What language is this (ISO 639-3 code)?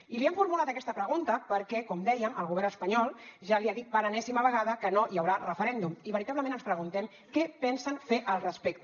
cat